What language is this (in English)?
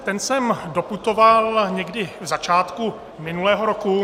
Czech